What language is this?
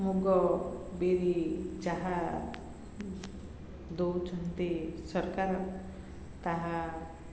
Odia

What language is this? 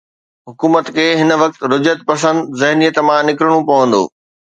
Sindhi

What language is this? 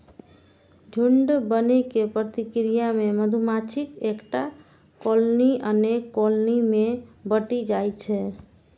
Maithili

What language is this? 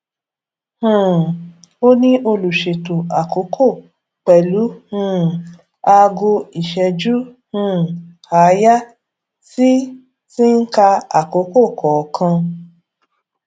Yoruba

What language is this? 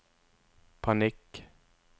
Norwegian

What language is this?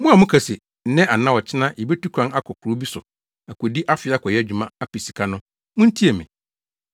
Akan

